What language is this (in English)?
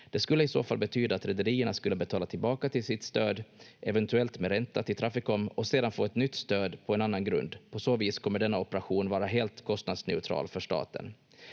Finnish